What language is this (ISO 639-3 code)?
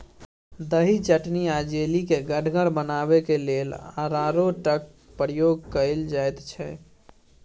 mai